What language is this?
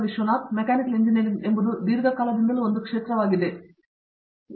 Kannada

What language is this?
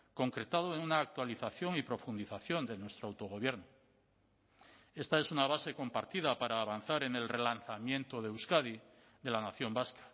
Spanish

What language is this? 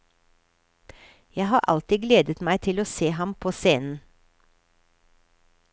Norwegian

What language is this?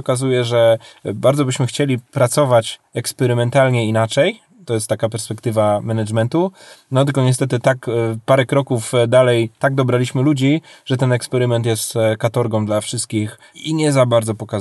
Polish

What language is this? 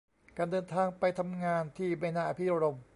Thai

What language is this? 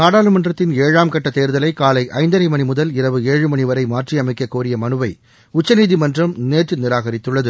Tamil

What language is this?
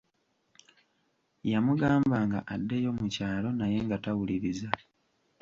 Ganda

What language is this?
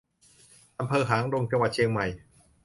Thai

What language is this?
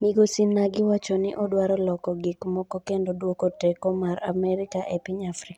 Luo (Kenya and Tanzania)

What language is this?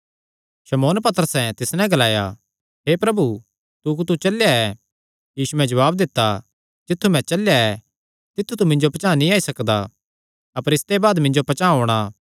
Kangri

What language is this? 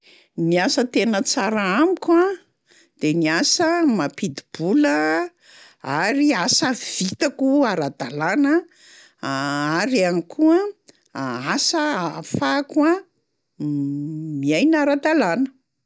Malagasy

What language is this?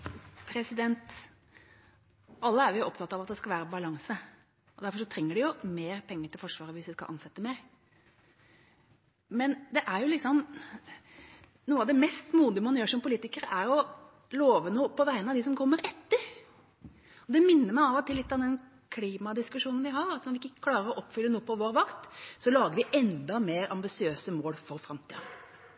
Norwegian Bokmål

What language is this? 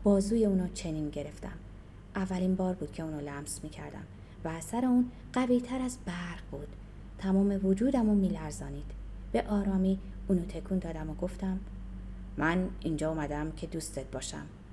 Persian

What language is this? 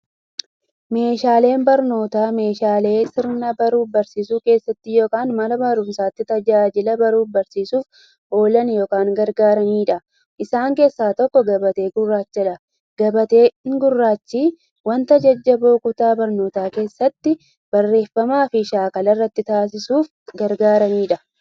Oromo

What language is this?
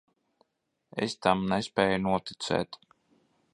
Latvian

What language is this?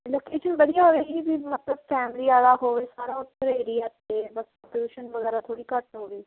Punjabi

